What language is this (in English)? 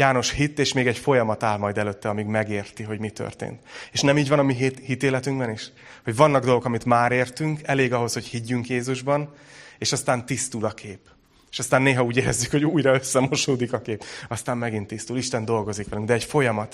Hungarian